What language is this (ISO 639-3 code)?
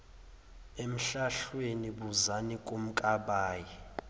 zul